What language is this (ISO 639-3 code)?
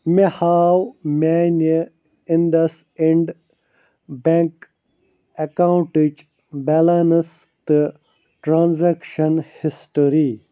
kas